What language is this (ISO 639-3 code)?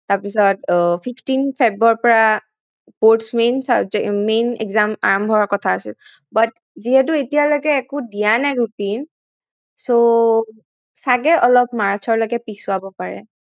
asm